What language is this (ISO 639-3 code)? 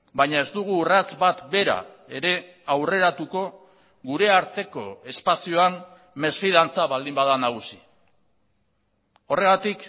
eus